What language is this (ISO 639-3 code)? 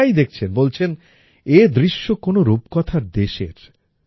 ben